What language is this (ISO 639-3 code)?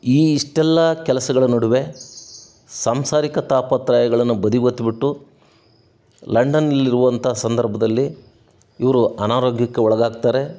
kan